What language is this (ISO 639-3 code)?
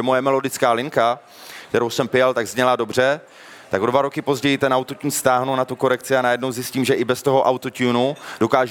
ces